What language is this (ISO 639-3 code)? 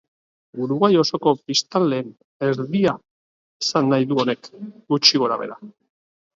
eus